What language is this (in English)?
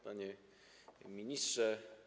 Polish